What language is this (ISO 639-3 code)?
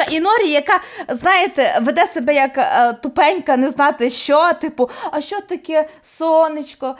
ukr